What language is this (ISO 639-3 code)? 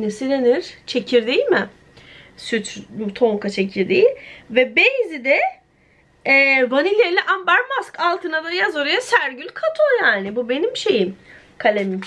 tur